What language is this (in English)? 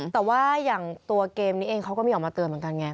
Thai